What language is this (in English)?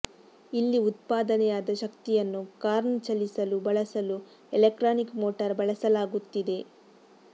Kannada